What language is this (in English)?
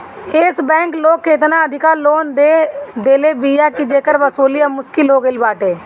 Bhojpuri